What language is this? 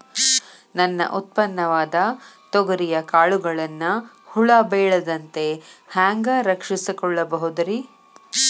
Kannada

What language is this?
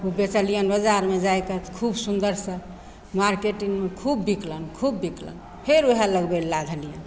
Maithili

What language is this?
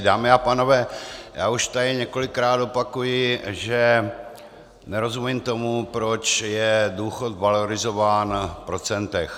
Czech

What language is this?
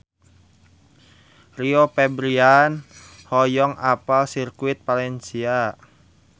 Sundanese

